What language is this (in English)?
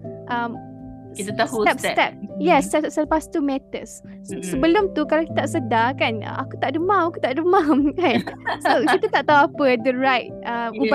Malay